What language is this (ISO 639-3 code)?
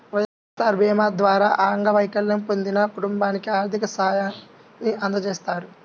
tel